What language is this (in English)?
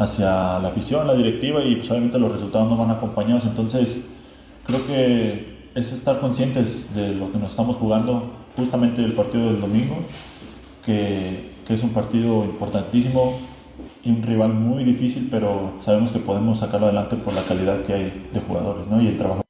Spanish